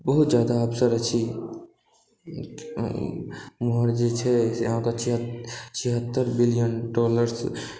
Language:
Maithili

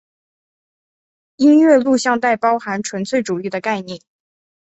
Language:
Chinese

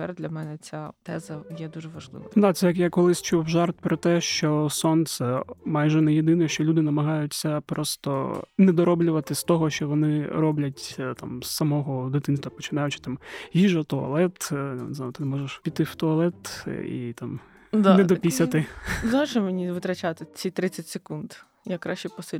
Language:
Ukrainian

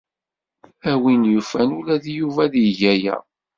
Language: Kabyle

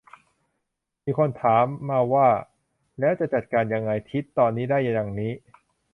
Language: Thai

